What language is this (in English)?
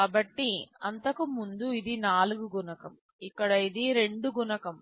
Telugu